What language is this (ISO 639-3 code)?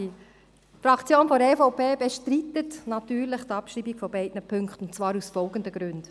gsw